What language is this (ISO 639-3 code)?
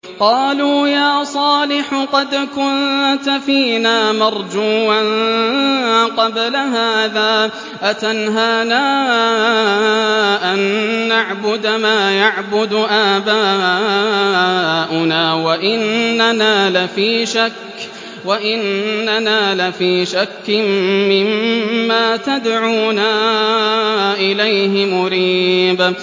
ara